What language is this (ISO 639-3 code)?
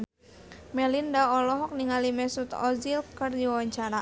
sun